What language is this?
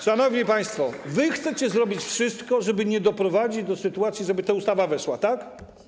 Polish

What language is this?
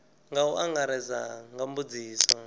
Venda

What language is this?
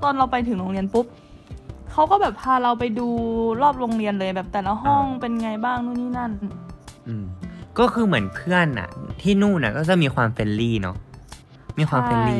Thai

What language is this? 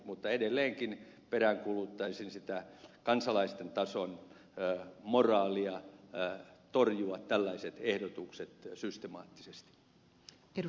Finnish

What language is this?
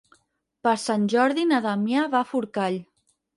Catalan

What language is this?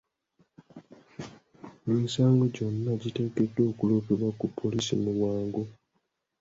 Ganda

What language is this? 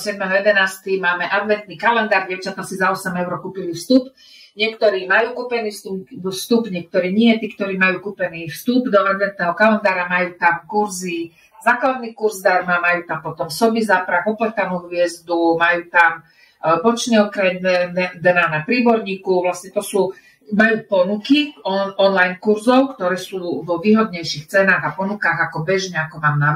Slovak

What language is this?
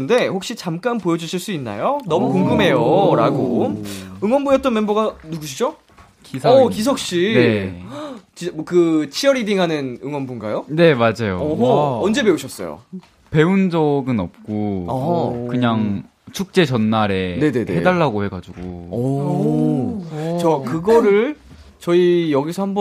Korean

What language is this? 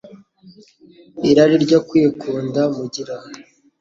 Kinyarwanda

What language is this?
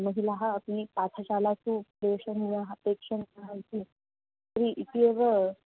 Sanskrit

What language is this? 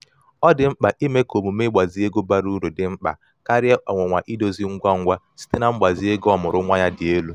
Igbo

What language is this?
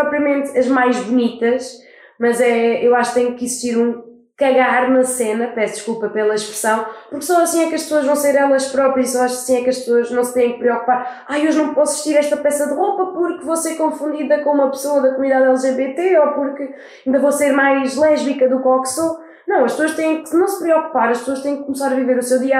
Portuguese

